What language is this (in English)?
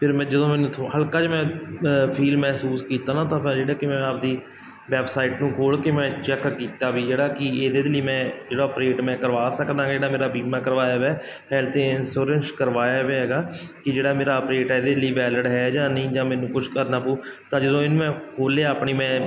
Punjabi